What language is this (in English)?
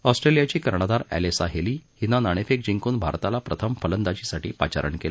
Marathi